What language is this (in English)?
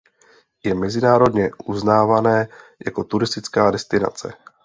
Czech